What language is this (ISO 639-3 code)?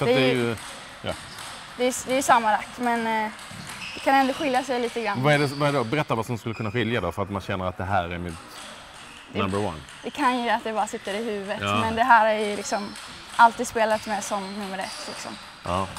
swe